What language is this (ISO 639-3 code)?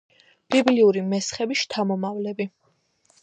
kat